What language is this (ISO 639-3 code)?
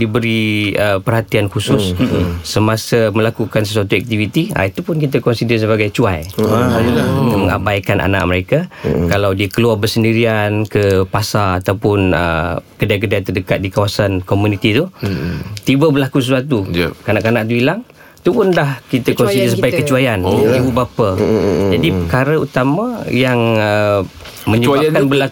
msa